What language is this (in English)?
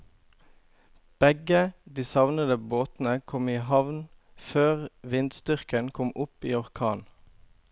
Norwegian